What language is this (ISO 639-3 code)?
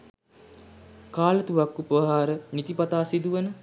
sin